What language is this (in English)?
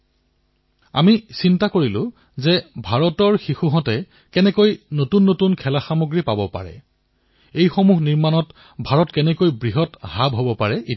Assamese